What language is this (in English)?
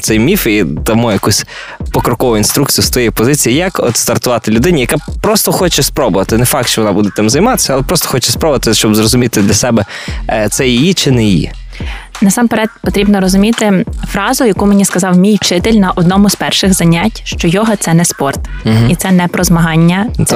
Ukrainian